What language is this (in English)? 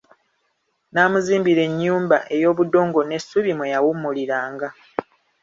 Ganda